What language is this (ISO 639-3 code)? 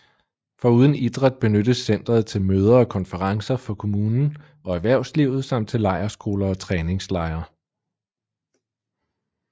dan